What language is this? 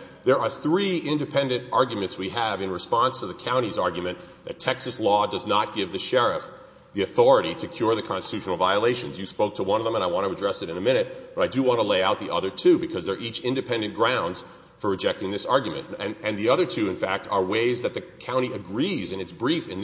English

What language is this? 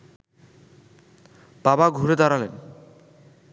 Bangla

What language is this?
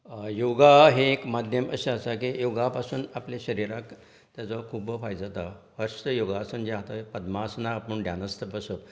Konkani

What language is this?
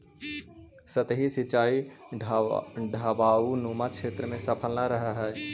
Magahi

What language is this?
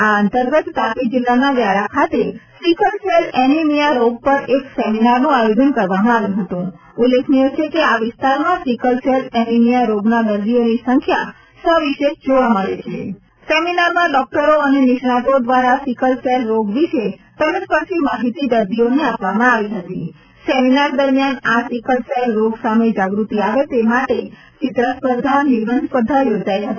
Gujarati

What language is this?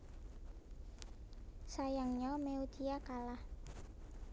Javanese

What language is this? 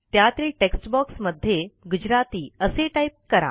Marathi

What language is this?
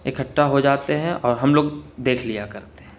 Urdu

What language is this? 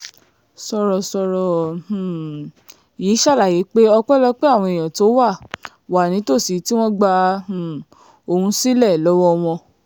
Yoruba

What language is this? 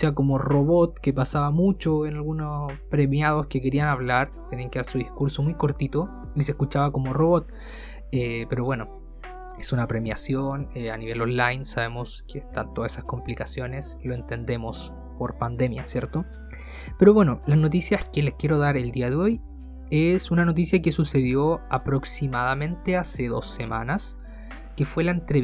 Spanish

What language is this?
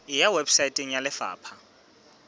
Southern Sotho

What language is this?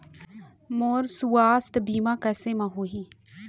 Chhattisgarhi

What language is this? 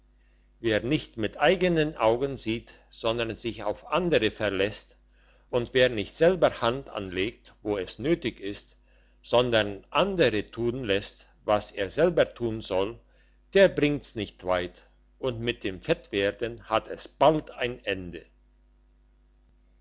German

